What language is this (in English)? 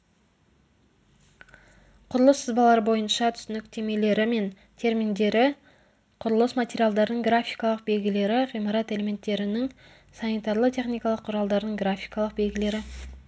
Kazakh